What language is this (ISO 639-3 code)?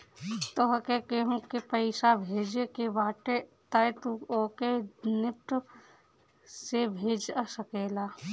bho